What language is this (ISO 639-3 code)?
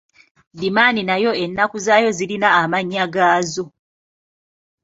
lug